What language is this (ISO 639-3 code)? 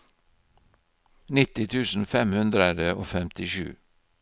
nor